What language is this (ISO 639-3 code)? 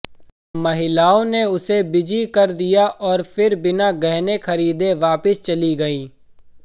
hin